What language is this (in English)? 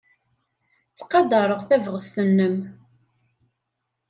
Kabyle